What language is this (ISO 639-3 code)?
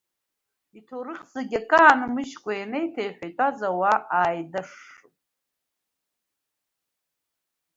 abk